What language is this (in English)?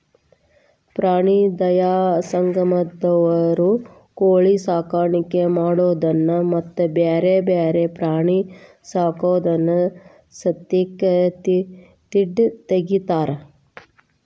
Kannada